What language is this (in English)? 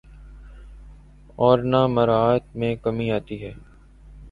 Urdu